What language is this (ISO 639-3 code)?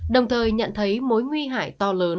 vie